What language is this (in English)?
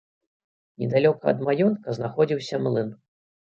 Belarusian